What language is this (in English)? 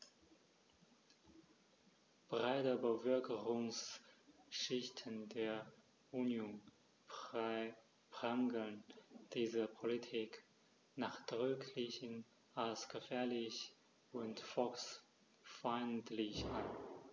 German